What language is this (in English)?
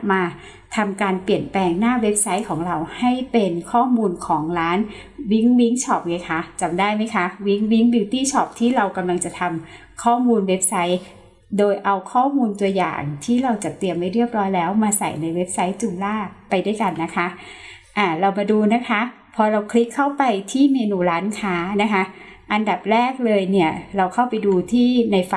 Thai